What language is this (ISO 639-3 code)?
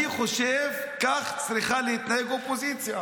heb